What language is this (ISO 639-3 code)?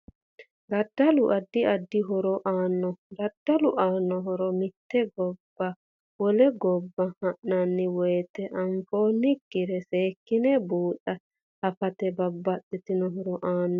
sid